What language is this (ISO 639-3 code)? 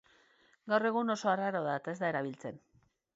eus